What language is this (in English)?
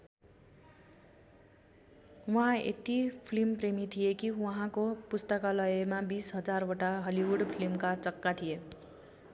Nepali